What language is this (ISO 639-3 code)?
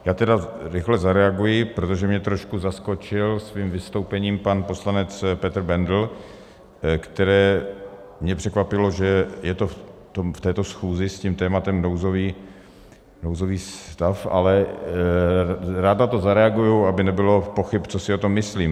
ces